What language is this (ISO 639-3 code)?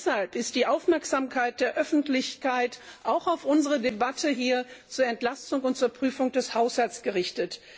deu